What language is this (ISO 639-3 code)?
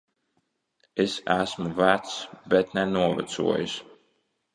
lav